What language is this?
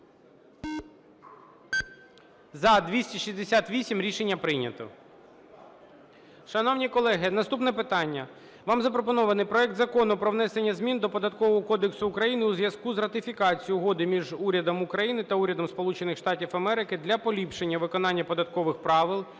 Ukrainian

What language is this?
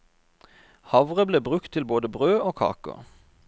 Norwegian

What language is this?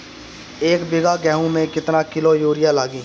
Bhojpuri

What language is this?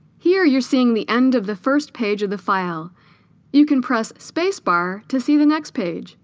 English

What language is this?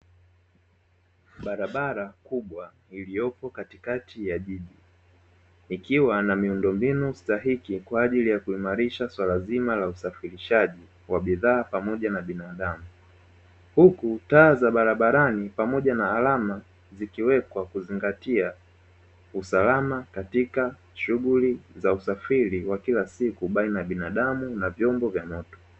Swahili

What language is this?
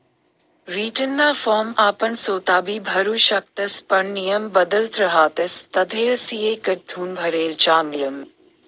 Marathi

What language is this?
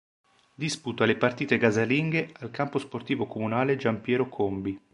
Italian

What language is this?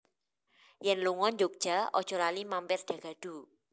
Javanese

